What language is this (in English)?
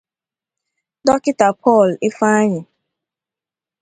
Igbo